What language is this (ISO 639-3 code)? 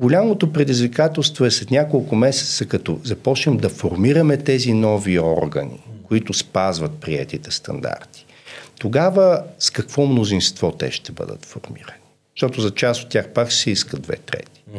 bul